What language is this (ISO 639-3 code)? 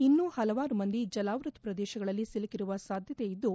kan